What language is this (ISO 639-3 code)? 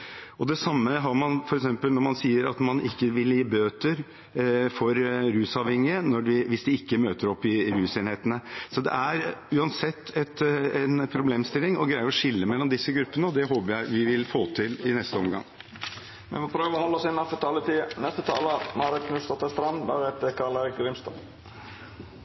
nor